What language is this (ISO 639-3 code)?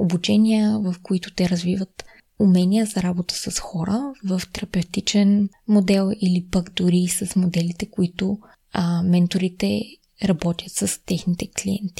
bul